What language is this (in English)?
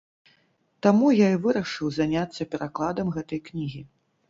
Belarusian